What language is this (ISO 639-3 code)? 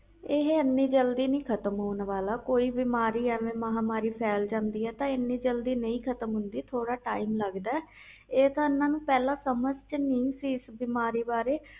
pan